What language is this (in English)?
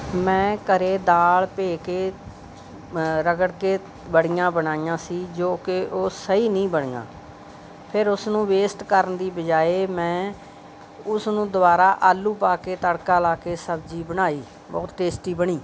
Punjabi